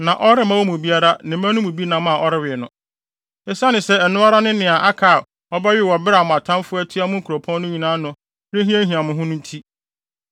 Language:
Akan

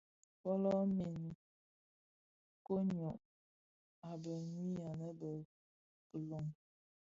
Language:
Bafia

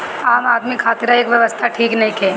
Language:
Bhojpuri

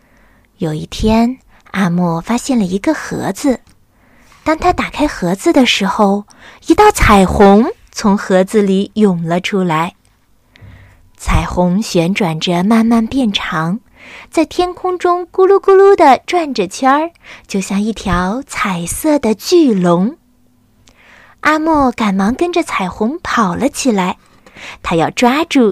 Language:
Chinese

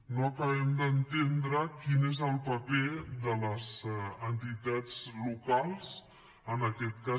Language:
Catalan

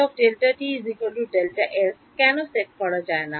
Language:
Bangla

